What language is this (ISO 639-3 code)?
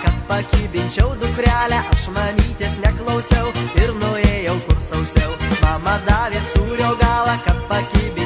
rus